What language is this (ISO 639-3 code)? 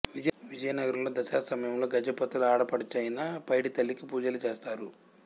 tel